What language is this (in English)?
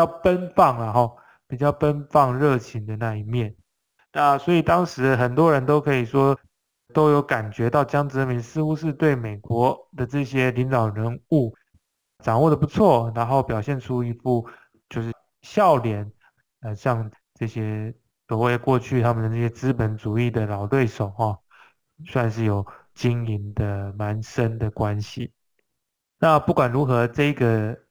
Chinese